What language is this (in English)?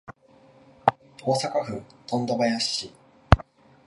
Japanese